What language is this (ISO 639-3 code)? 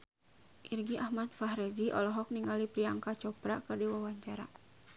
sun